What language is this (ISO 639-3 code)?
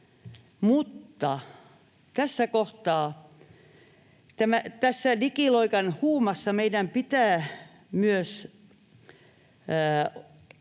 fin